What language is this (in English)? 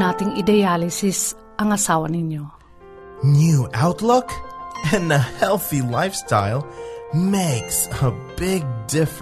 Filipino